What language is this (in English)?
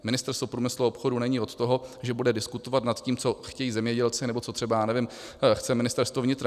Czech